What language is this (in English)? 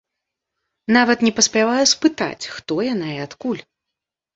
Belarusian